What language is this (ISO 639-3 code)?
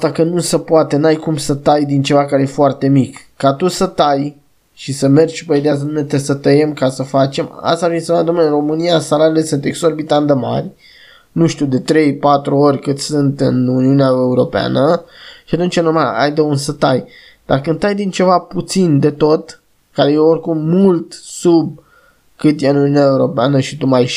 ron